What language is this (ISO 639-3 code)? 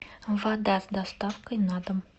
rus